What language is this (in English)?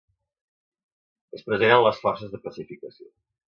Catalan